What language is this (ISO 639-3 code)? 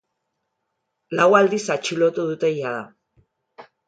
eus